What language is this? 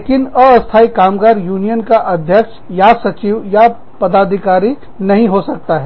Hindi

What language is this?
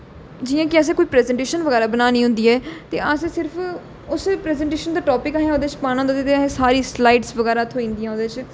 Dogri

